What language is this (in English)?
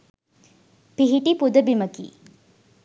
Sinhala